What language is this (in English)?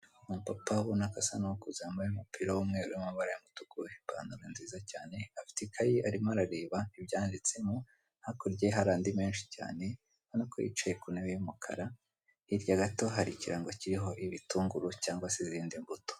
Kinyarwanda